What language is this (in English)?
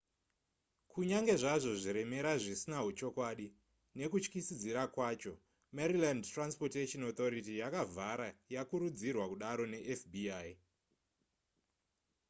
Shona